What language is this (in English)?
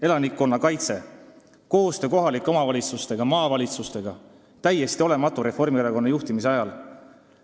Estonian